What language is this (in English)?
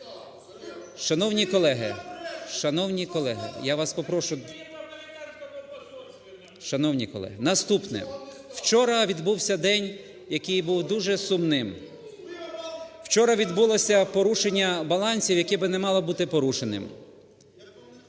Ukrainian